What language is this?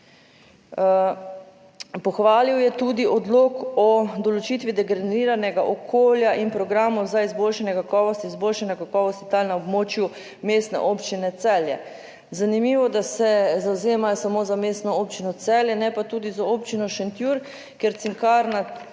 Slovenian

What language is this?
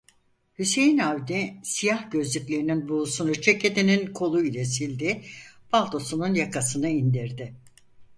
Turkish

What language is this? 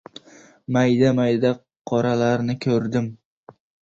Uzbek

